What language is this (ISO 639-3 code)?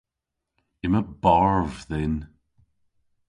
cor